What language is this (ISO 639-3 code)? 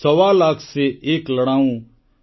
ori